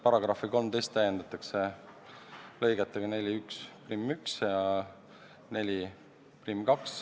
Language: Estonian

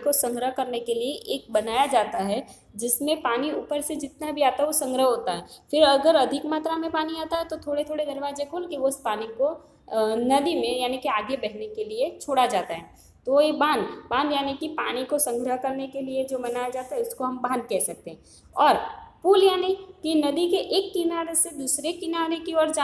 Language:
Hindi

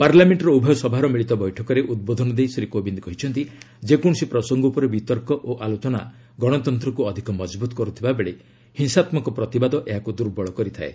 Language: Odia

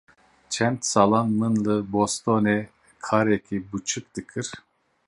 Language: Kurdish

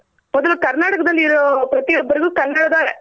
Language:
Kannada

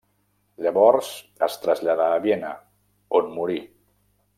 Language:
Catalan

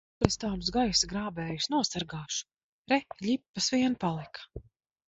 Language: Latvian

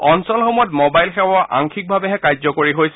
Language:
Assamese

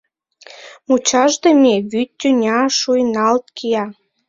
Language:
Mari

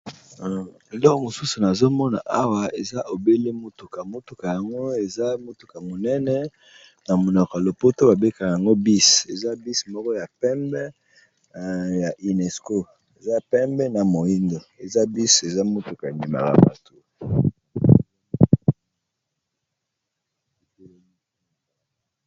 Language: Lingala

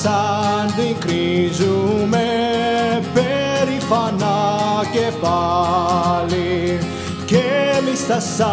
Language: Greek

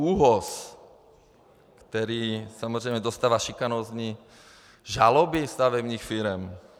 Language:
Czech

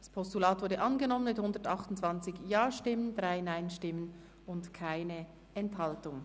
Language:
Swiss German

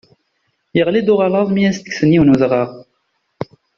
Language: Kabyle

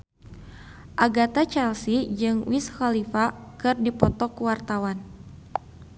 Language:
Sundanese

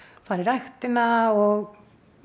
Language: Icelandic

